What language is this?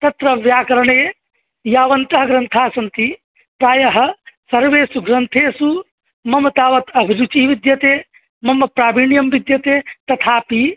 Sanskrit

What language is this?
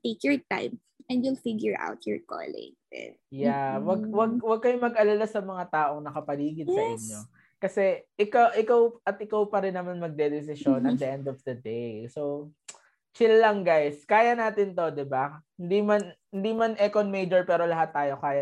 Filipino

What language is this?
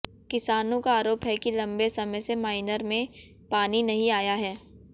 Hindi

